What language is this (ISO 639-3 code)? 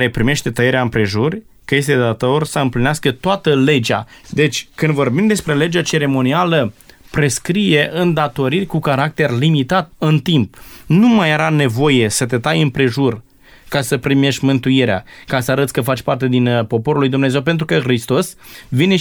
ron